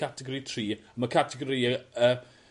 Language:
Welsh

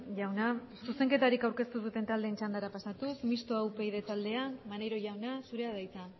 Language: Basque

